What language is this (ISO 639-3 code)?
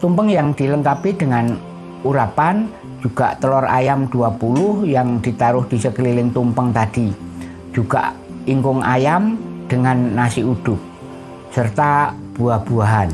ind